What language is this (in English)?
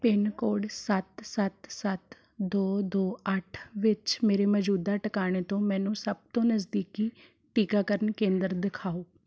Punjabi